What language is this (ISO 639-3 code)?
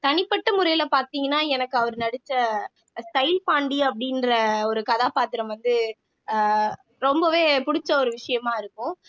tam